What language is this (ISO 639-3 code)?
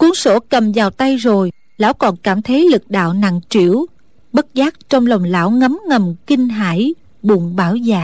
vie